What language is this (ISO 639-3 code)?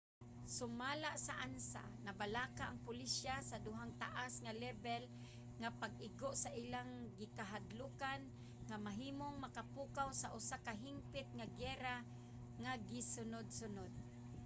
ceb